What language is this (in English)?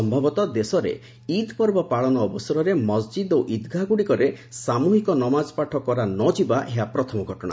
Odia